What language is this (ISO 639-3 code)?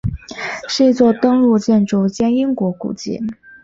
zho